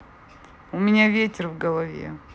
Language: Russian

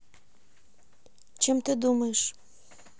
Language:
Russian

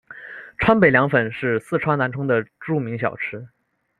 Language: Chinese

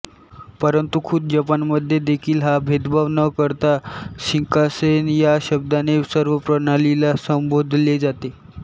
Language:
Marathi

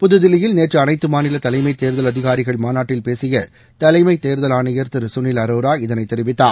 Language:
Tamil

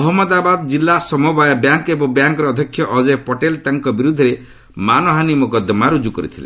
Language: Odia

